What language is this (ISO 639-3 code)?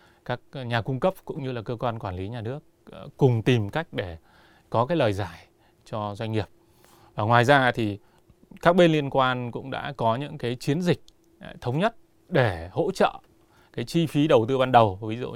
vie